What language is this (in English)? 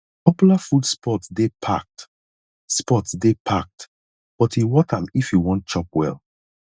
Nigerian Pidgin